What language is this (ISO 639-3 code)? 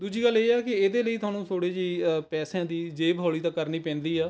pan